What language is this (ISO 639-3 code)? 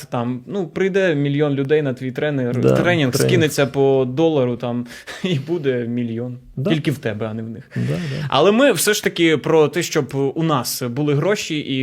ukr